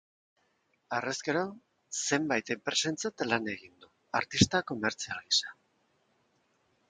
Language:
Basque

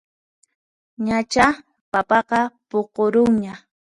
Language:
Puno Quechua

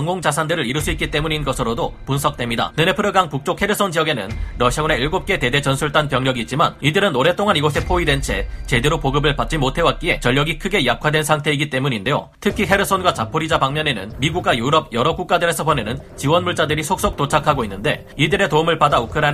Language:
Korean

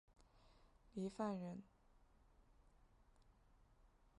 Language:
Chinese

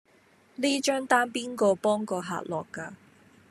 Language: Cantonese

